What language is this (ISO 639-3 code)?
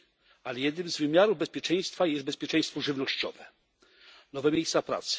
pol